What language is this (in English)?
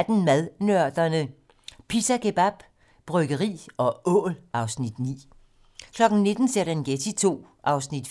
Danish